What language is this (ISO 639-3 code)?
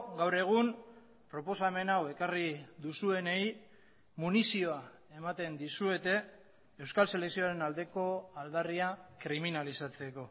eus